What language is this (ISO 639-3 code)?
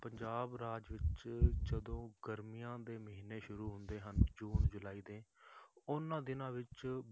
pan